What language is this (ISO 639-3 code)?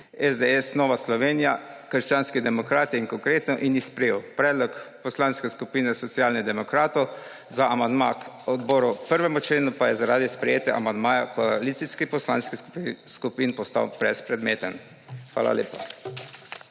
slv